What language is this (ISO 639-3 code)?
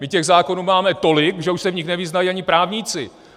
ces